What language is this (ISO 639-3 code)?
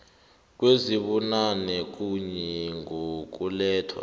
nbl